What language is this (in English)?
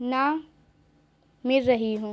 Urdu